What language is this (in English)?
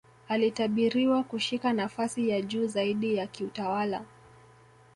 Swahili